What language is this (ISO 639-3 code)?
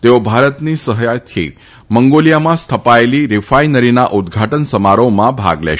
guj